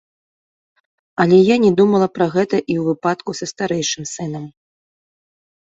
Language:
Belarusian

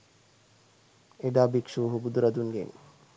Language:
Sinhala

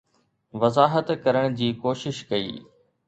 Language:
Sindhi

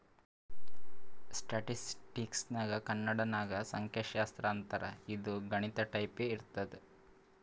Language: Kannada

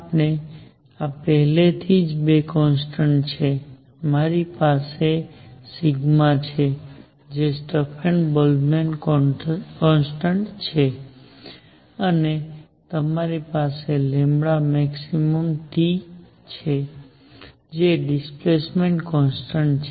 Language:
Gujarati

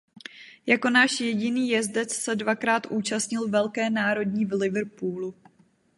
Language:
Czech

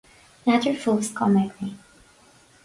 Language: Irish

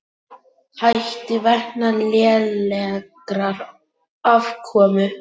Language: Icelandic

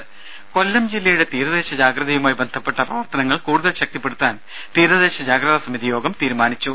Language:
Malayalam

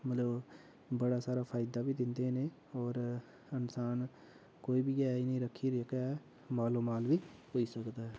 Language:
Dogri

